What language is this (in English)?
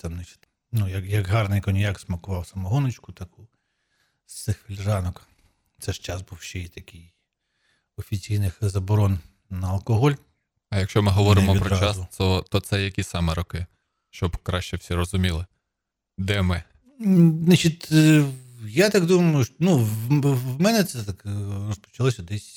Ukrainian